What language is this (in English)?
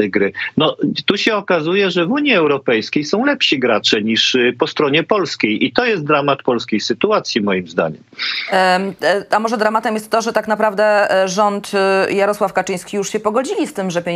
Polish